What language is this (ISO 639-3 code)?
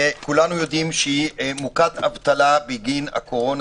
heb